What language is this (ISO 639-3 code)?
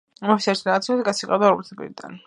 kat